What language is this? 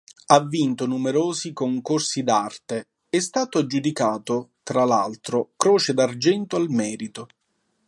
Italian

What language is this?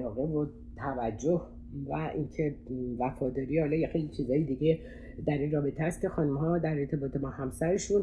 Persian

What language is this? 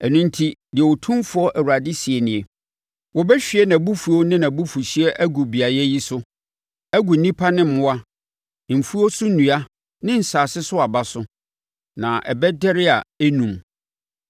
Akan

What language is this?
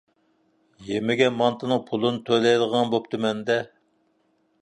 Uyghur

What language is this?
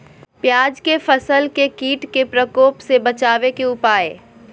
Magahi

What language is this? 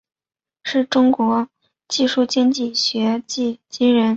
Chinese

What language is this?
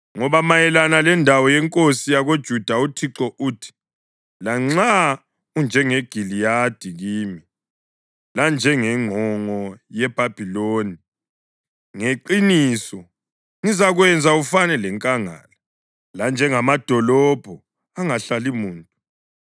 North Ndebele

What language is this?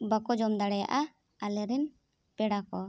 Santali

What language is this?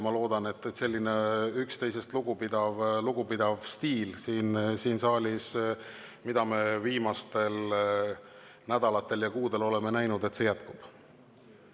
Estonian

